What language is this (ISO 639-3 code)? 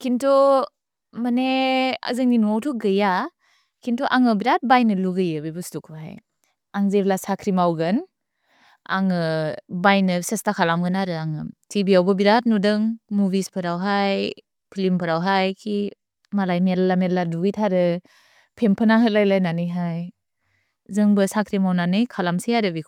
brx